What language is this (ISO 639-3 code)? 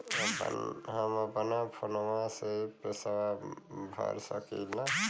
bho